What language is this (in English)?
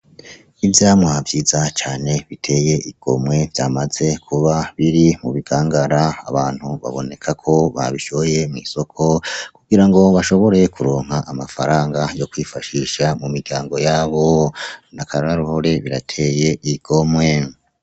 Rundi